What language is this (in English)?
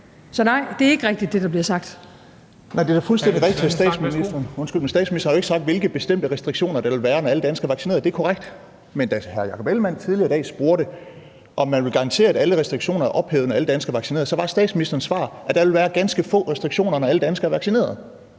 Danish